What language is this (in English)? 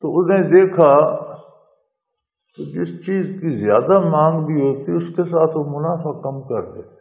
Arabic